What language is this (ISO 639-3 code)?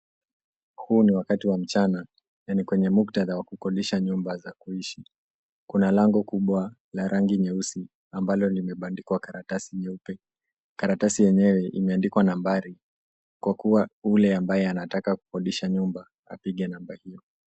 swa